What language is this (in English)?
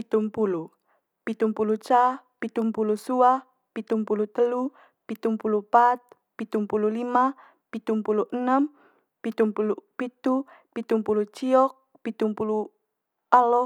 Manggarai